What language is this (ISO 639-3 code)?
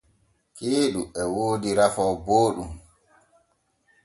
fue